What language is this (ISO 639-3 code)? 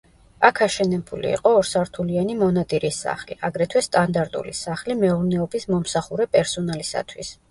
kat